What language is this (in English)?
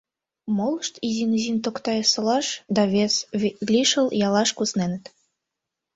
Mari